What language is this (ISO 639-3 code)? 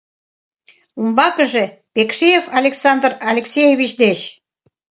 chm